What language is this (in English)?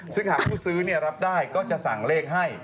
Thai